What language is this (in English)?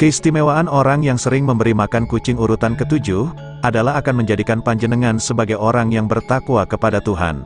Indonesian